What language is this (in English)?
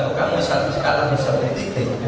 Indonesian